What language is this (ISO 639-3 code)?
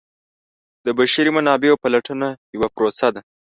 pus